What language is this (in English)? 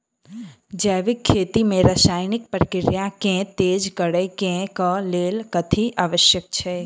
Maithili